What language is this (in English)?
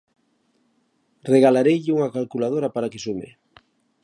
Galician